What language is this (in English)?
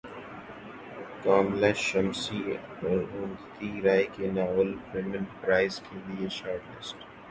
Urdu